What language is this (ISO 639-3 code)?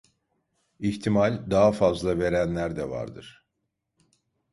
tur